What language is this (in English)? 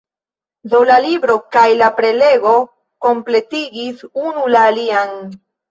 Esperanto